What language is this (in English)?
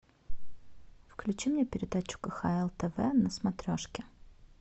Russian